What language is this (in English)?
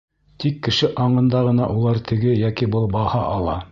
Bashkir